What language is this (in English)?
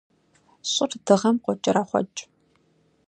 Kabardian